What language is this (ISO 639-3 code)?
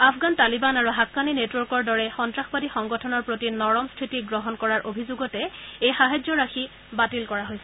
asm